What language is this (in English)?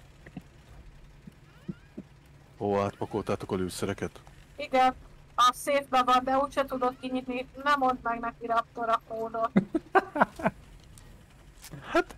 Hungarian